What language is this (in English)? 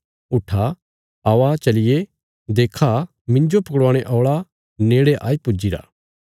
Bilaspuri